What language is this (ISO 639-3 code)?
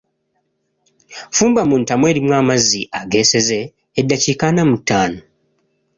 lug